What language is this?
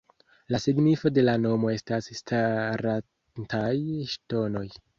Esperanto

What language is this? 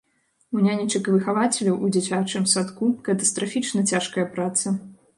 Belarusian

